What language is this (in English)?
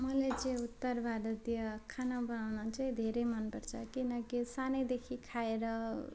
Nepali